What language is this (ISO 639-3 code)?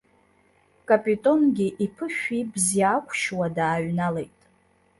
abk